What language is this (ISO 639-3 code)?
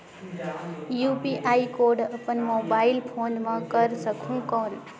hne